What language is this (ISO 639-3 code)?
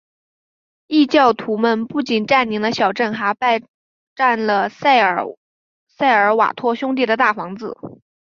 zho